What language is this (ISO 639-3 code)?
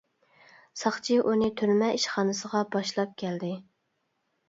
uig